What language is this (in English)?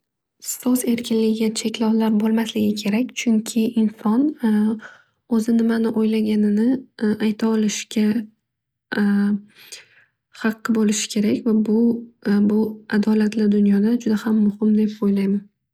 Uzbek